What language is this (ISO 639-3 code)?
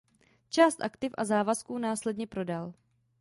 ces